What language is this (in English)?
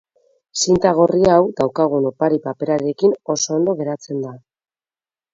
Basque